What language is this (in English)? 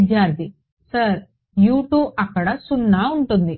Telugu